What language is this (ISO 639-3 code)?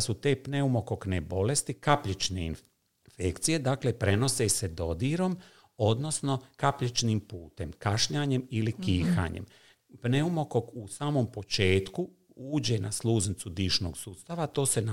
hrv